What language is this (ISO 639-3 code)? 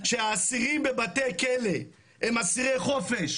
heb